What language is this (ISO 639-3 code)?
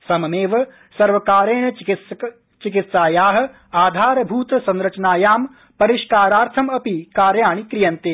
san